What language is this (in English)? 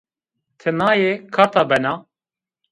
Zaza